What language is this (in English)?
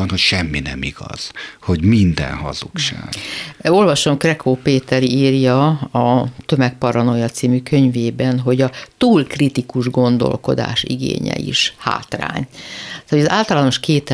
Hungarian